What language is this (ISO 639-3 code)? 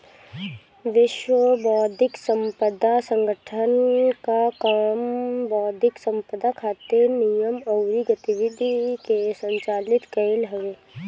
bho